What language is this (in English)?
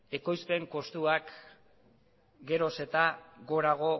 Basque